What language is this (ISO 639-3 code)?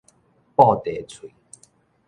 nan